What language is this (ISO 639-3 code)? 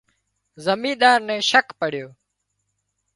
kxp